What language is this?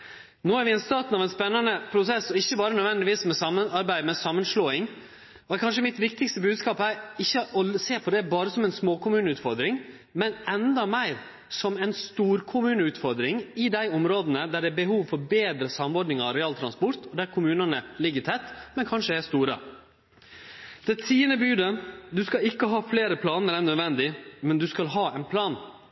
Norwegian Nynorsk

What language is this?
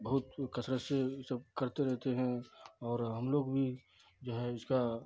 Urdu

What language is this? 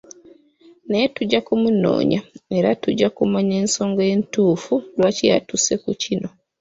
Ganda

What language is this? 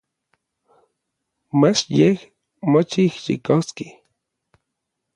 Orizaba Nahuatl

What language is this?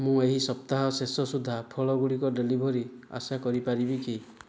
Odia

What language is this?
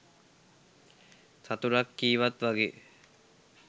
Sinhala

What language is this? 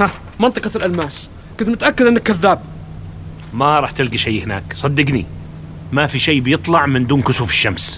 Arabic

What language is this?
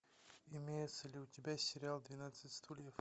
Russian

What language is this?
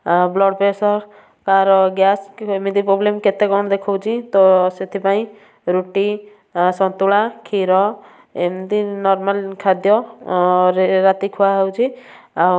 Odia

